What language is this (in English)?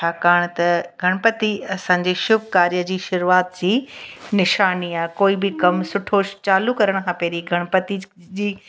Sindhi